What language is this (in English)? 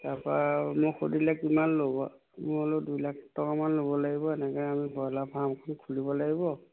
Assamese